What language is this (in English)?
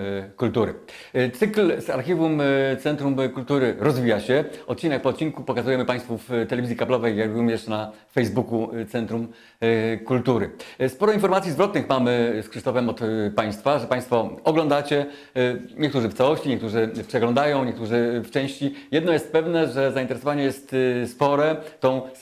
Polish